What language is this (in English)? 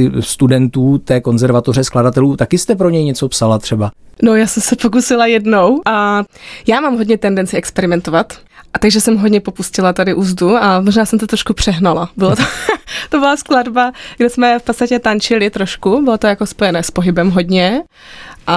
Czech